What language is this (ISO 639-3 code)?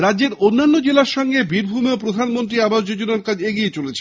ben